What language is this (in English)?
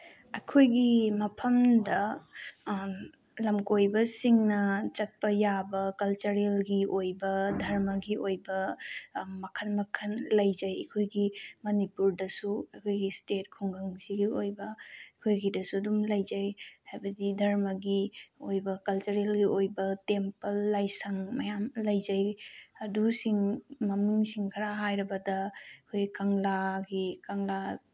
Manipuri